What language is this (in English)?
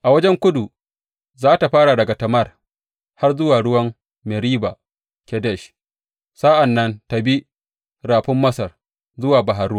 Hausa